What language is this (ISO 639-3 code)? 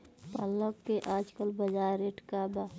bho